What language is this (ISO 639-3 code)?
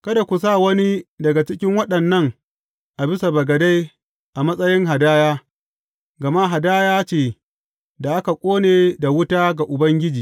hau